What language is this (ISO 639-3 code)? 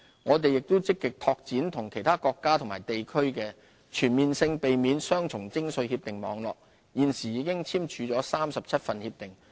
yue